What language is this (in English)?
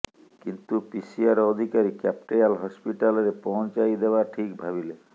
Odia